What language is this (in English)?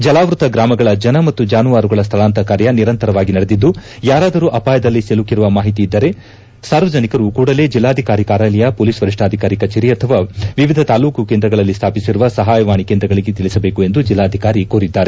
Kannada